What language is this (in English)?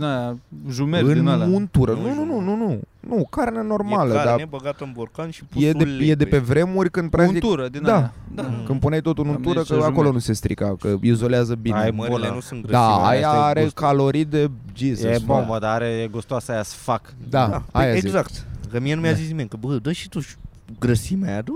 Romanian